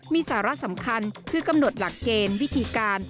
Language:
Thai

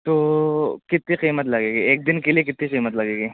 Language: Urdu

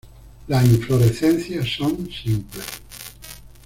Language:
Spanish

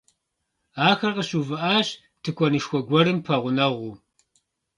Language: Kabardian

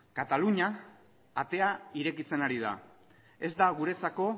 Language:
Basque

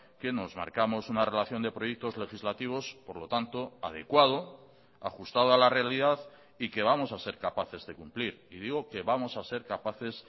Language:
Spanish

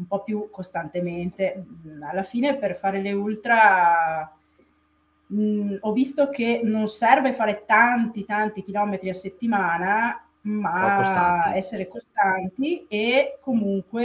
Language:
Italian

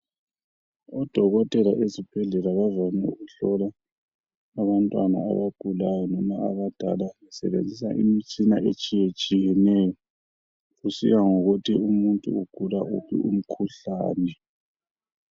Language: North Ndebele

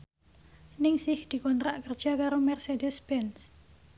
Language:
Javanese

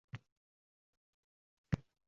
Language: Uzbek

